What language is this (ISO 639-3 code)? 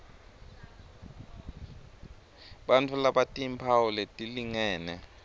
ssw